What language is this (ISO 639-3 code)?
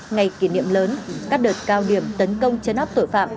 vie